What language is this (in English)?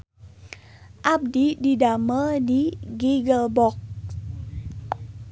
Sundanese